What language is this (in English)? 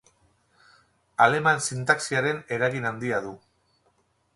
Basque